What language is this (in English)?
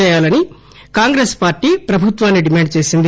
Telugu